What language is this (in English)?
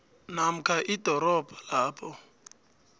South Ndebele